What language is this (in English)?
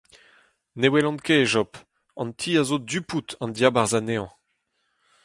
Breton